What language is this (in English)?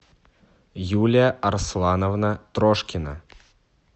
Russian